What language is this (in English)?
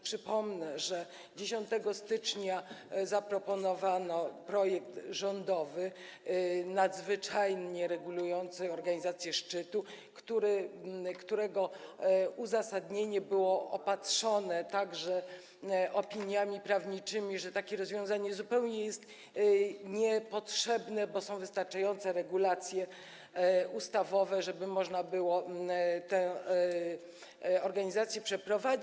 Polish